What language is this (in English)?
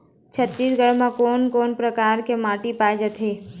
Chhattisgarhi